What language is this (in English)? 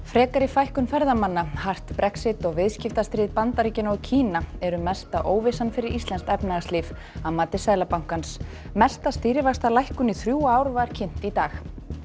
Icelandic